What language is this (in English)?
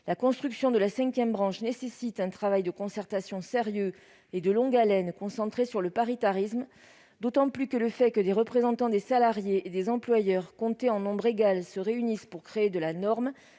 French